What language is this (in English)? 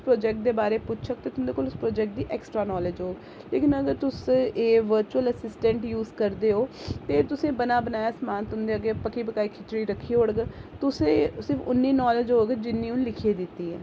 Dogri